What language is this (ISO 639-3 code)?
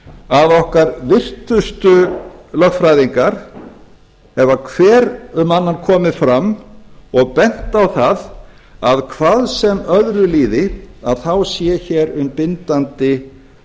isl